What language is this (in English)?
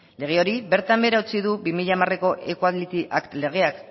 Basque